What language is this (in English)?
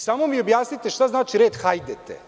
Serbian